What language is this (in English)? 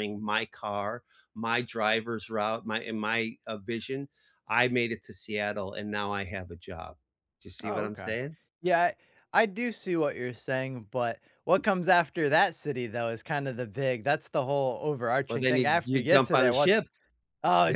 English